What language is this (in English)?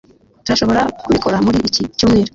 Kinyarwanda